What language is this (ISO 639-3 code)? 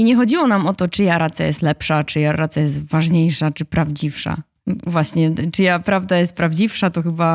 pol